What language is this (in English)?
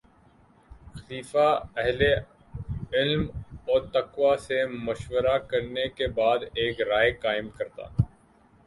Urdu